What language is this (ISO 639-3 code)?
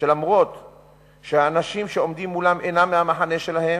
heb